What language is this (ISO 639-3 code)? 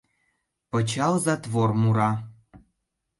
chm